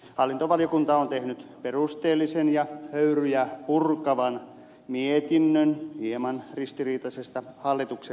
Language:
Finnish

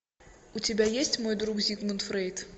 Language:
Russian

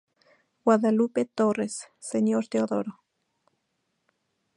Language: Spanish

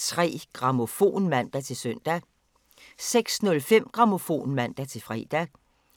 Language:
Danish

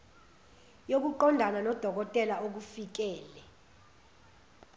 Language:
Zulu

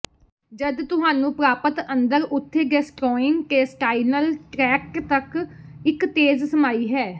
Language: Punjabi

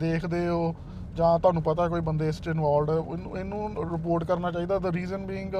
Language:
Punjabi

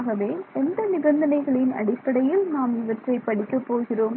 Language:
Tamil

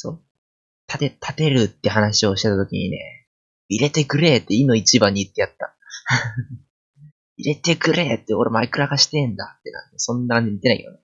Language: Japanese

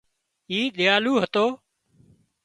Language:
Wadiyara Koli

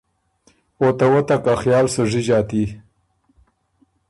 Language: Ormuri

